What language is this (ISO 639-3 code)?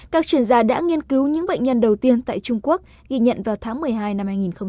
vie